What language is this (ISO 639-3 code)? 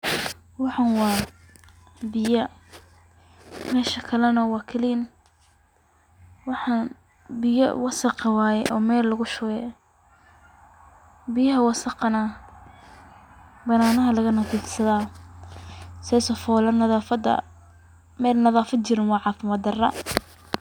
som